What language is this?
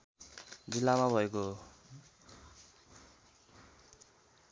Nepali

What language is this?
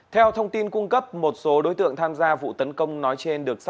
Vietnamese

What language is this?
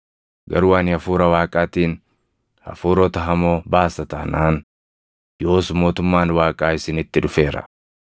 Oromo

